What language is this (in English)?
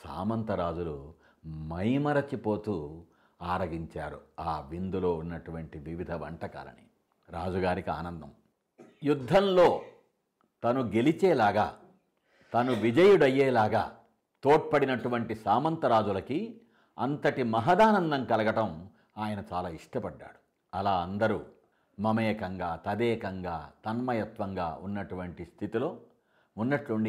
Telugu